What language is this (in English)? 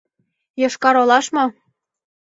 Mari